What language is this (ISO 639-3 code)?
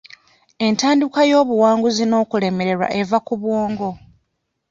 lug